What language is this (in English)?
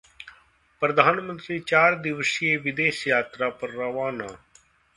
Hindi